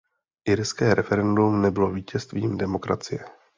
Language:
Czech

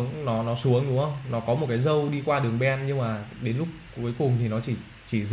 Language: Vietnamese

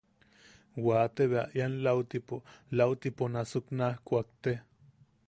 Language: Yaqui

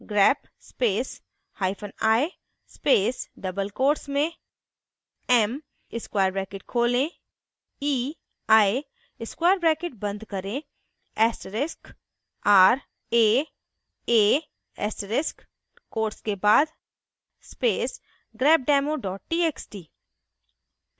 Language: Hindi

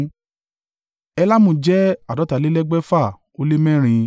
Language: Yoruba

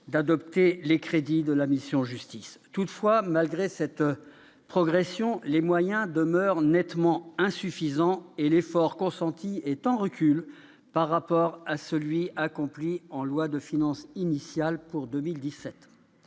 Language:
French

